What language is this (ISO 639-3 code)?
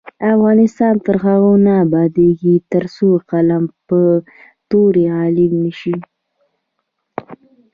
pus